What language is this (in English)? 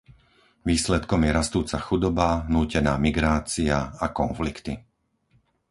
Slovak